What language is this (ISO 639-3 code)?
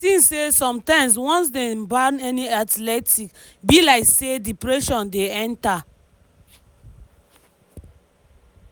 pcm